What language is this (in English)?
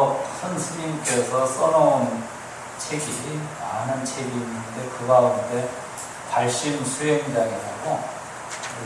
Korean